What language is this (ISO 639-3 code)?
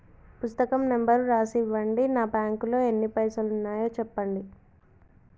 tel